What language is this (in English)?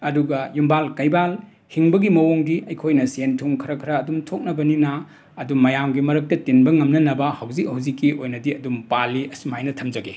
Manipuri